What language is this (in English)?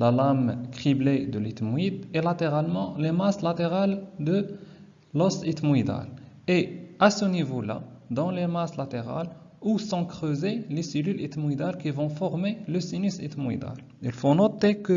French